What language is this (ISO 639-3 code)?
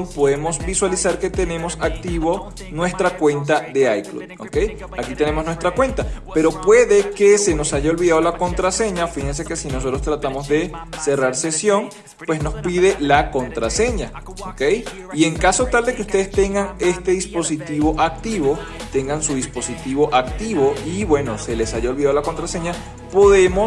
spa